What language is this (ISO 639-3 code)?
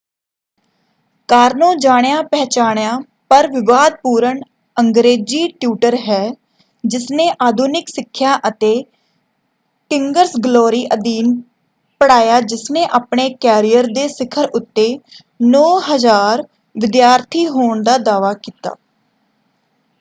pan